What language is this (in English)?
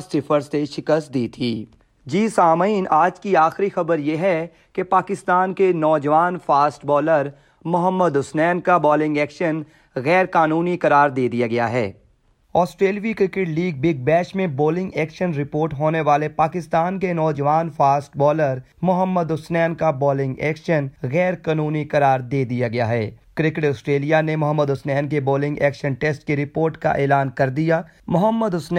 Urdu